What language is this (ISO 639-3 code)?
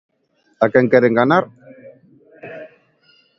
glg